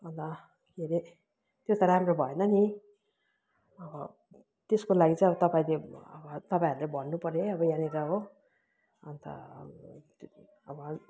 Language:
Nepali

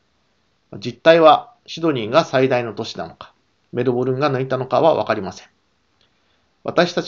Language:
Japanese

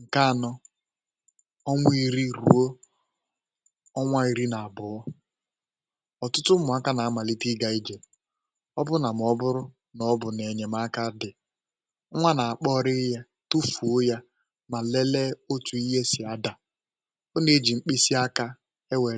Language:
Igbo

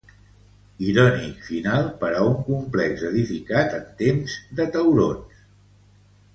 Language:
Catalan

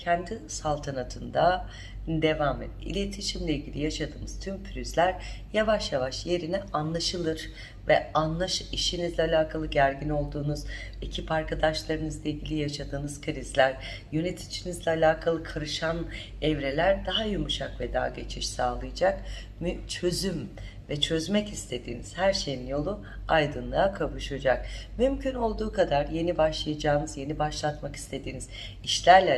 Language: Turkish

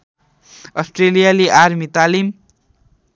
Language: Nepali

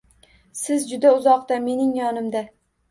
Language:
Uzbek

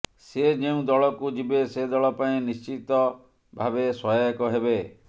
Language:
Odia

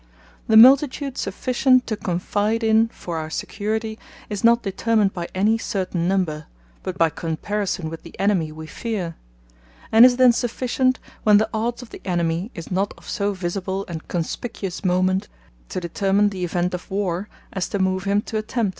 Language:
English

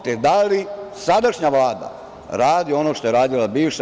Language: Serbian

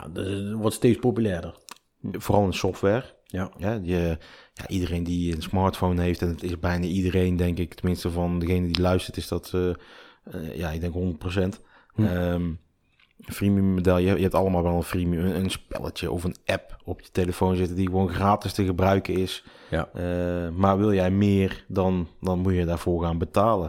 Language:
Dutch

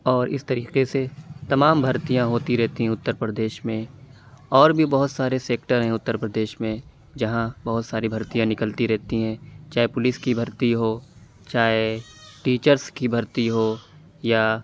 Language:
Urdu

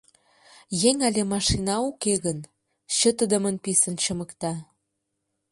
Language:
Mari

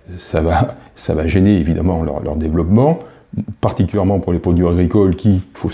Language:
French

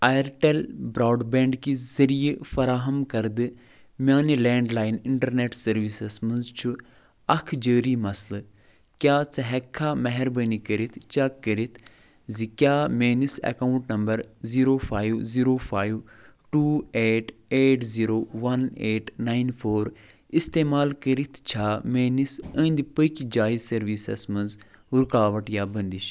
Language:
Kashmiri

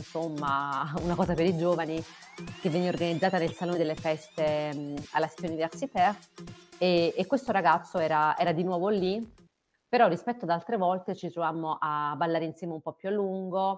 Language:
Italian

